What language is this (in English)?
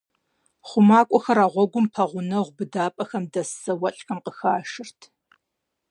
Kabardian